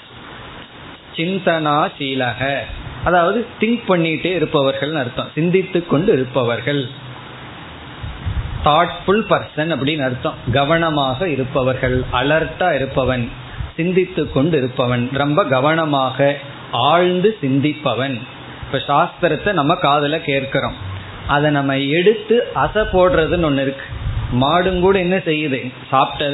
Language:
Tamil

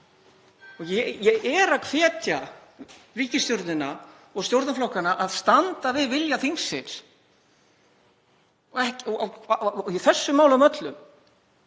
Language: Icelandic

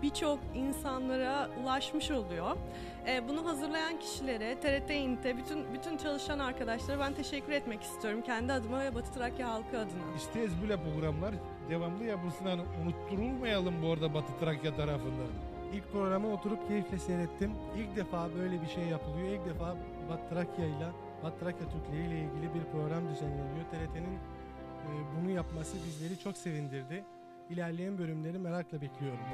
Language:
Turkish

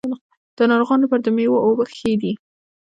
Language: Pashto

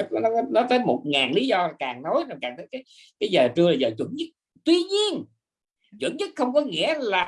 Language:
Vietnamese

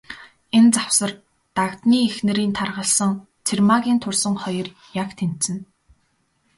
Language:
Mongolian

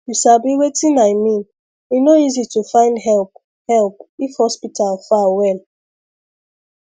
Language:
Nigerian Pidgin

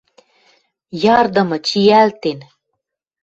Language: Western Mari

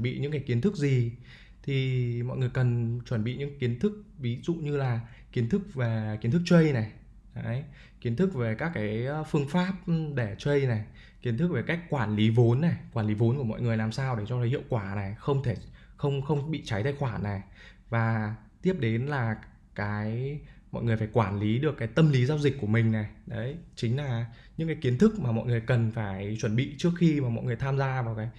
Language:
Vietnamese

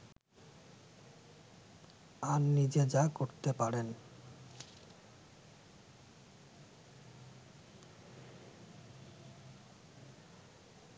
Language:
Bangla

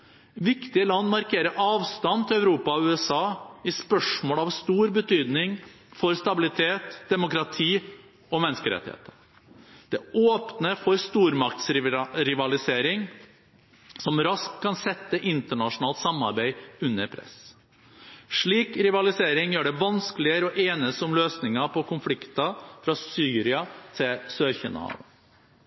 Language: Norwegian Bokmål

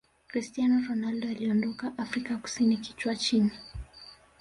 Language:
Swahili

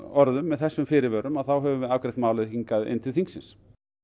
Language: Icelandic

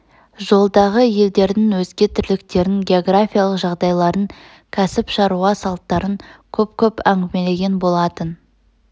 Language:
Kazakh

